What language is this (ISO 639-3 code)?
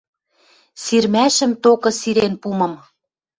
mrj